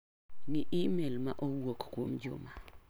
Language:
Luo (Kenya and Tanzania)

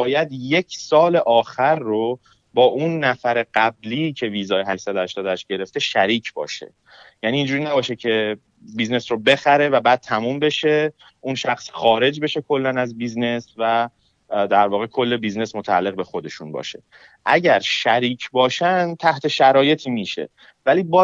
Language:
Persian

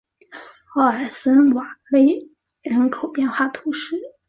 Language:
Chinese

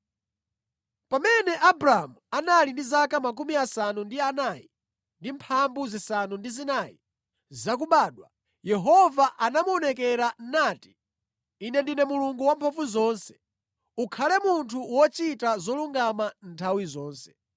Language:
Nyanja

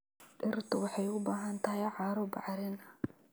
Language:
Somali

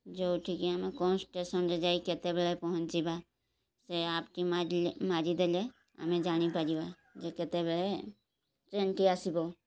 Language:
Odia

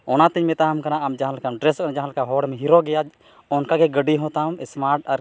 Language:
Santali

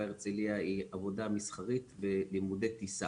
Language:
Hebrew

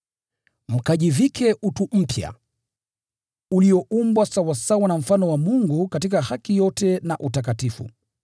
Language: Swahili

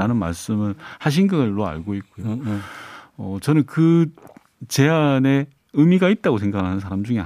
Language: Korean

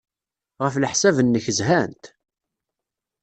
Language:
Kabyle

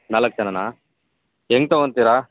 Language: Kannada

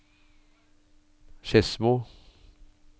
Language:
Norwegian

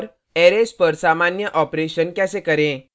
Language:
Hindi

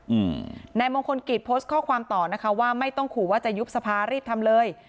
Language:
Thai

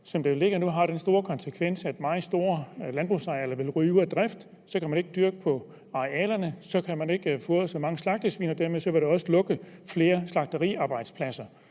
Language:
Danish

